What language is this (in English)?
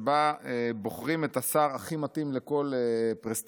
Hebrew